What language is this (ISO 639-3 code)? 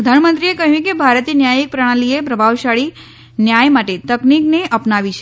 guj